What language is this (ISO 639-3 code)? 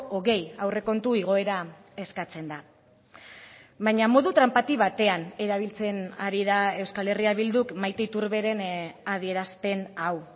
eus